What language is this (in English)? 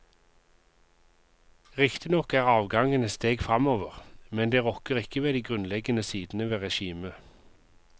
Norwegian